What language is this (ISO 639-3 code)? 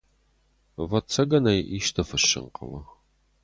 oss